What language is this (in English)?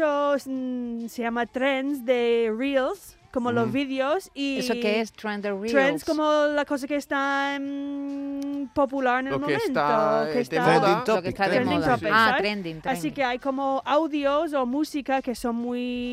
Spanish